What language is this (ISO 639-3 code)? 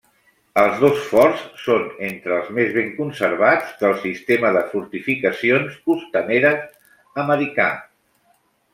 cat